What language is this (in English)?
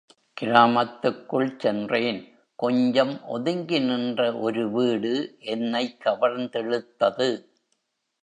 Tamil